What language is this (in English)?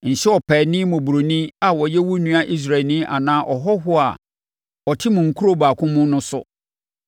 Akan